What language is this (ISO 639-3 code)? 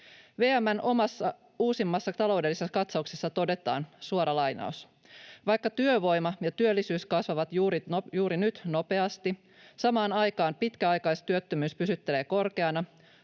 fin